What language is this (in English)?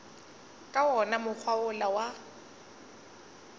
Northern Sotho